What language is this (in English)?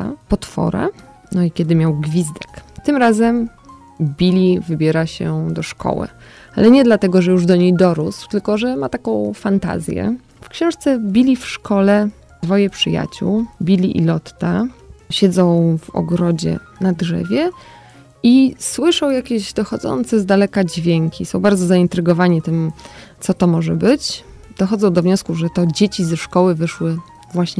Polish